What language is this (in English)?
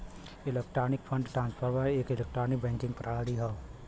Bhojpuri